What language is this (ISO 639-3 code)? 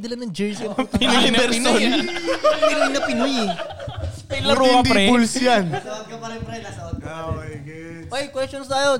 fil